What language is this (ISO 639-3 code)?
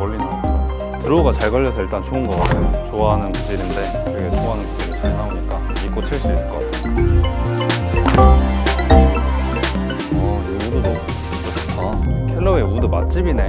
kor